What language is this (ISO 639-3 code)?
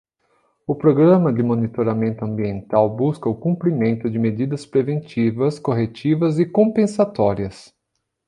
por